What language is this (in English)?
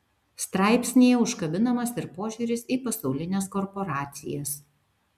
Lithuanian